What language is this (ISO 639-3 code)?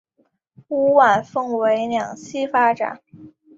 zho